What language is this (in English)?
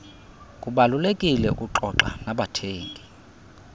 Xhosa